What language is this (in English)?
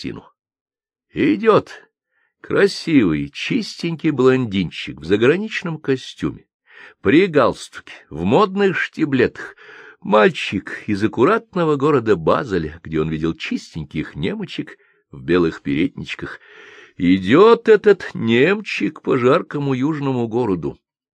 Russian